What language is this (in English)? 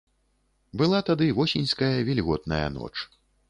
Belarusian